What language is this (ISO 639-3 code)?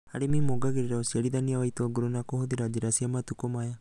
kik